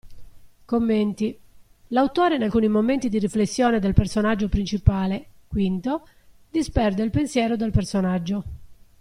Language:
Italian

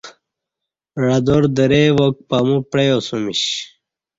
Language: Kati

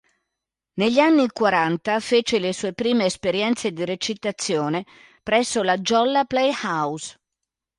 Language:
Italian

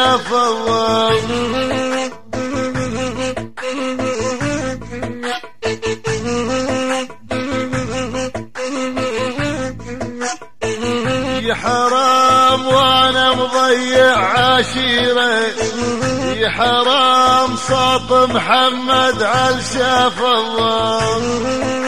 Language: Arabic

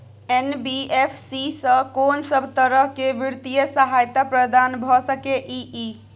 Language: Maithili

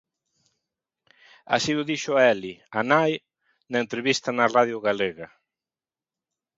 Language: Galician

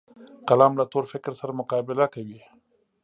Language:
Pashto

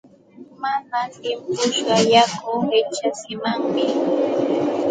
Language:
Santa Ana de Tusi Pasco Quechua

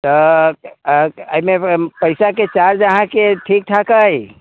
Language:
Maithili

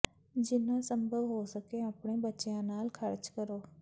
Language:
Punjabi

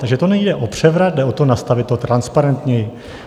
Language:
Czech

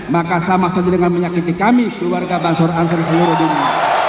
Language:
Indonesian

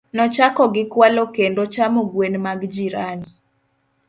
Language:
Luo (Kenya and Tanzania)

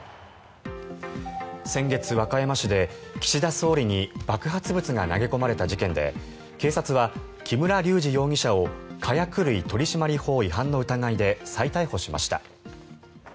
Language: Japanese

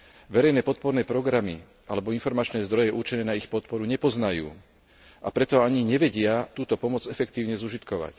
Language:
Slovak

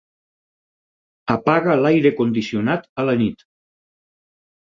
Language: Catalan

